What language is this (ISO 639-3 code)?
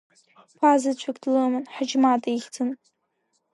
abk